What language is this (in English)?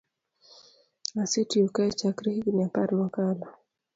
Luo (Kenya and Tanzania)